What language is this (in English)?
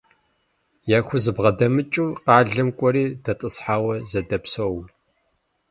Kabardian